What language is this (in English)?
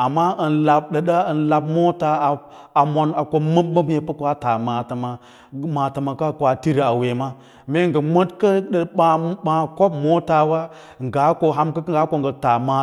Lala-Roba